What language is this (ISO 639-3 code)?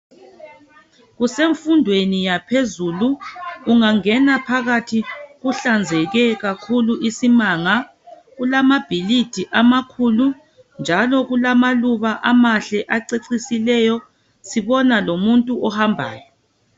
nde